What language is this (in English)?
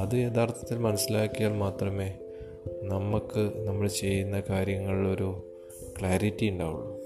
Malayalam